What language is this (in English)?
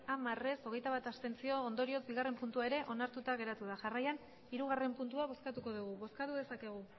Basque